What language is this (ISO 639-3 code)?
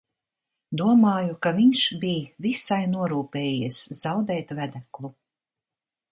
lav